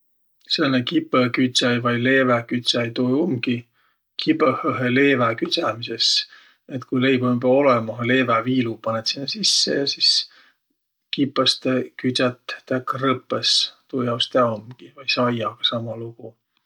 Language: Võro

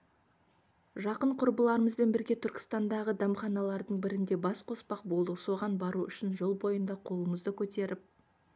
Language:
Kazakh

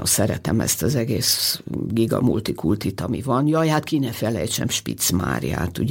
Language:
Hungarian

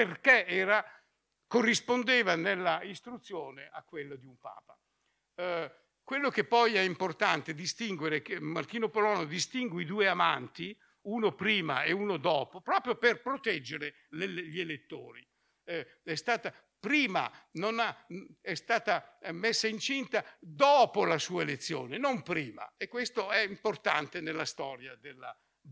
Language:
Italian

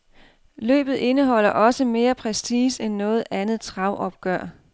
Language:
Danish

